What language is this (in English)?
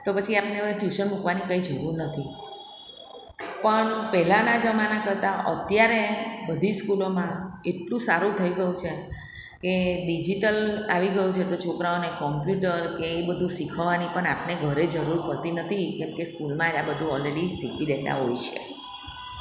Gujarati